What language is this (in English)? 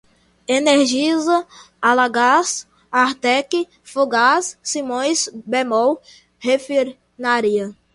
Portuguese